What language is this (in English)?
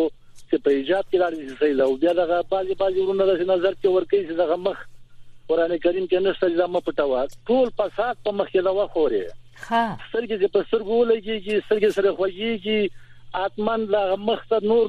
Persian